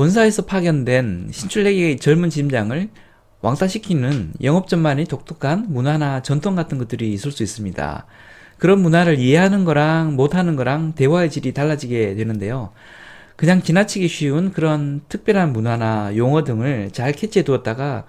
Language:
Korean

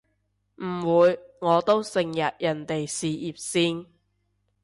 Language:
Cantonese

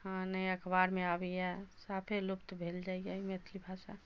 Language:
Maithili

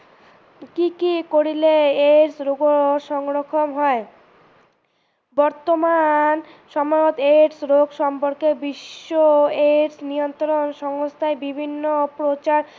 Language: Assamese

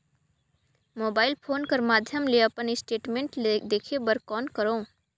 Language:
Chhattisgarhi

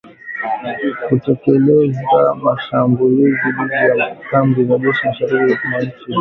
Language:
Swahili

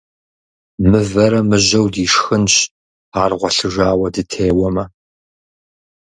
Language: Kabardian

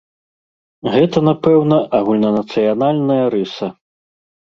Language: Belarusian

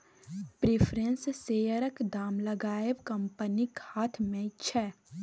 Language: Maithili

